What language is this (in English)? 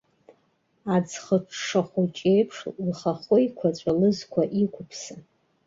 Abkhazian